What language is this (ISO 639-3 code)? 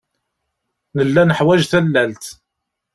kab